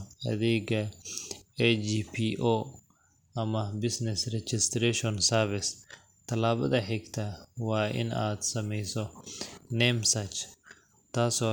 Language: Somali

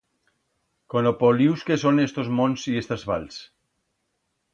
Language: Aragonese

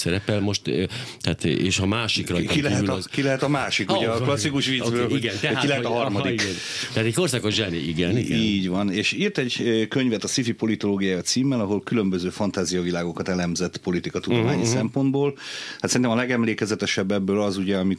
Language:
Hungarian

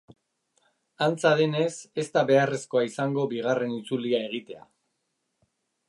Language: Basque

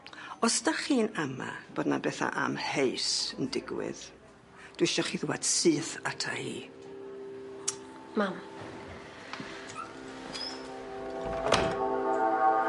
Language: Welsh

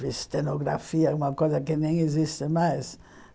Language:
Portuguese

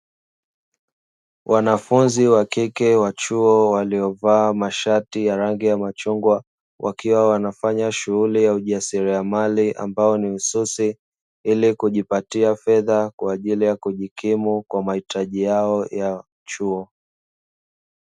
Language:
Swahili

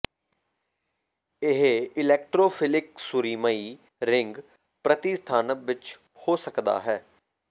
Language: Punjabi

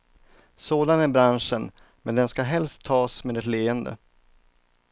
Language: Swedish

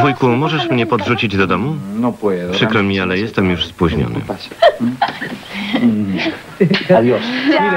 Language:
Polish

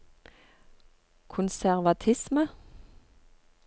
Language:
Norwegian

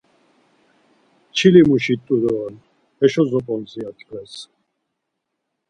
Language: Laz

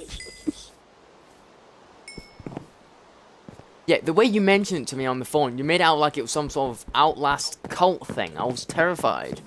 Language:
English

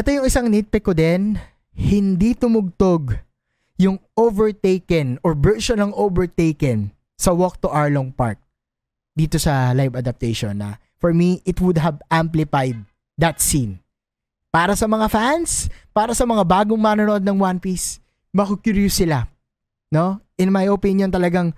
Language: Filipino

